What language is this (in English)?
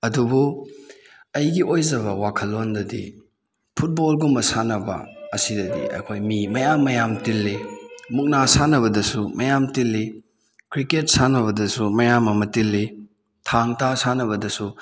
Manipuri